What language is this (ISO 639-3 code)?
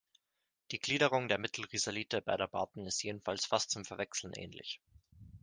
deu